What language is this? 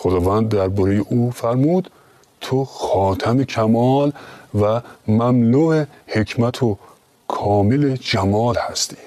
Persian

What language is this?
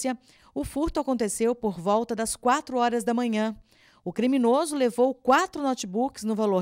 Portuguese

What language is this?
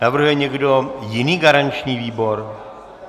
Czech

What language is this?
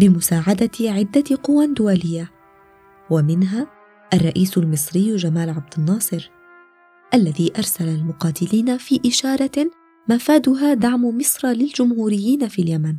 Arabic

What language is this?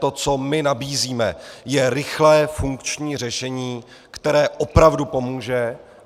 Czech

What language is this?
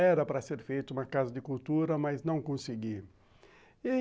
Portuguese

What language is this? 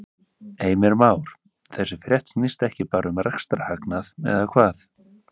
Icelandic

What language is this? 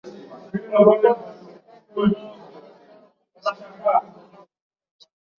Swahili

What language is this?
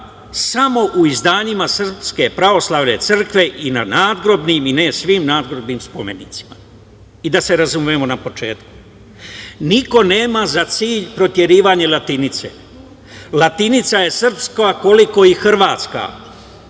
Serbian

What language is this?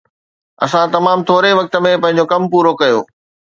Sindhi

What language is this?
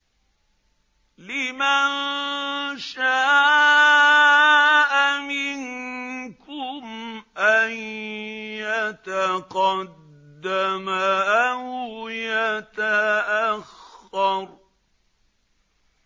Arabic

